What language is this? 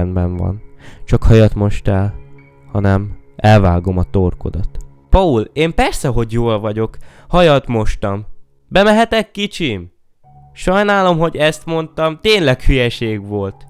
Hungarian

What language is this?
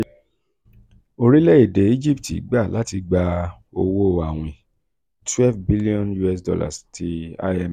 Yoruba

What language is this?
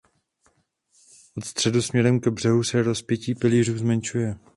Czech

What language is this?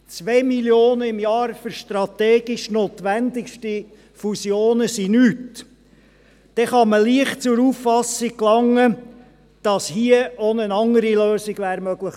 Swiss German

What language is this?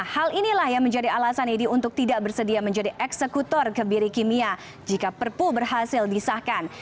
Indonesian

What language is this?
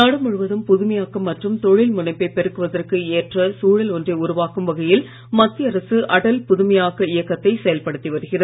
Tamil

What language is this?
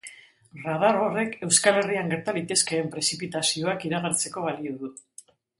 Basque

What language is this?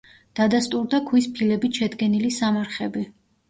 Georgian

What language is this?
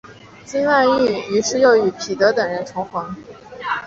Chinese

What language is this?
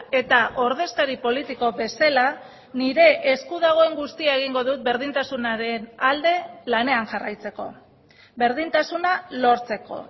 Basque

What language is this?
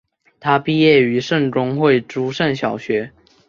Chinese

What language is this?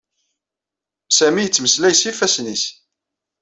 Kabyle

